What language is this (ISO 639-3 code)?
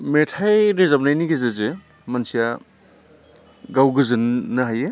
brx